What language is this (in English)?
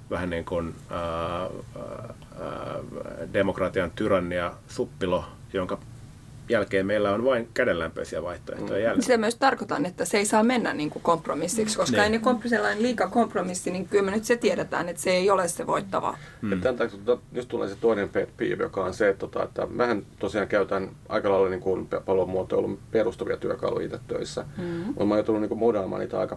Finnish